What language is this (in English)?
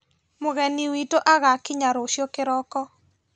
Kikuyu